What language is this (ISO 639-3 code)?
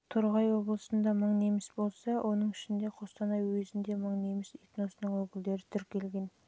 kaz